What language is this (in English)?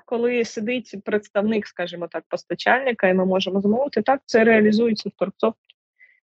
Ukrainian